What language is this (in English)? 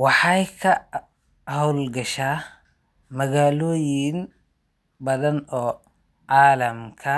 Somali